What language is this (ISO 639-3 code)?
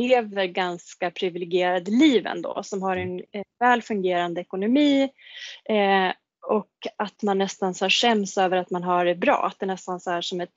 swe